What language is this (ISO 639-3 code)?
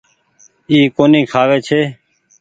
gig